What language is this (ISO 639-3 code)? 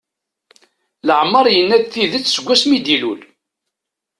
kab